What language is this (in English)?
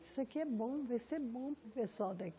Portuguese